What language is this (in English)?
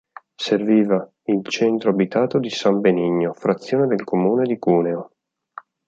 Italian